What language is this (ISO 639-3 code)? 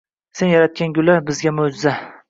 uzb